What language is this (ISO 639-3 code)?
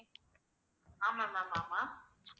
tam